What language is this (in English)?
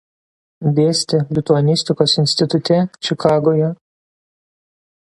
Lithuanian